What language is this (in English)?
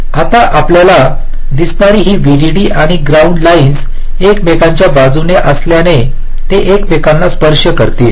Marathi